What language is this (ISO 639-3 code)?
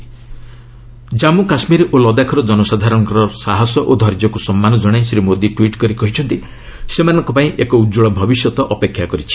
ori